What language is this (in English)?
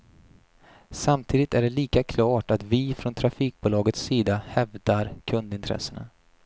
Swedish